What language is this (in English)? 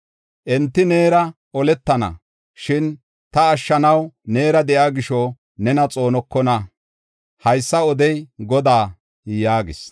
Gofa